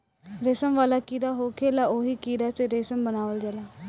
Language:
Bhojpuri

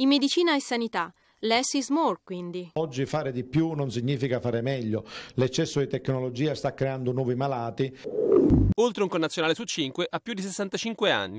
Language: Italian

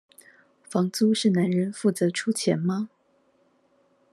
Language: Chinese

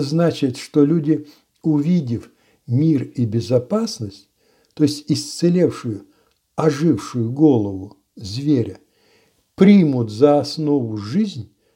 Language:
Russian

